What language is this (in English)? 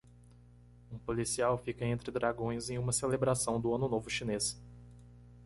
Portuguese